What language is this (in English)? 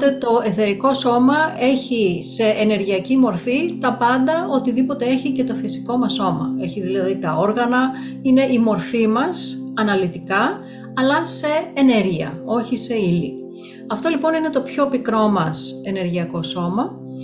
Greek